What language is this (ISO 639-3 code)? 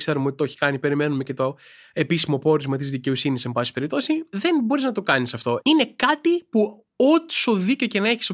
ell